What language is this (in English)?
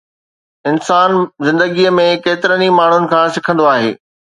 Sindhi